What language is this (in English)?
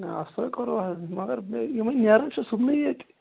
Kashmiri